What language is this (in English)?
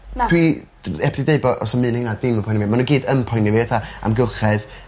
Welsh